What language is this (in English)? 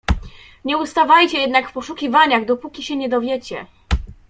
Polish